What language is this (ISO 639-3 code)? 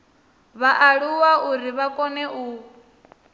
ven